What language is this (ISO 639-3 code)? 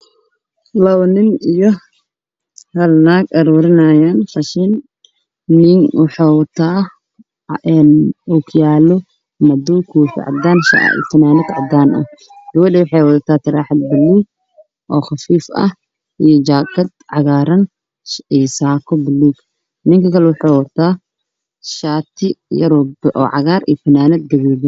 som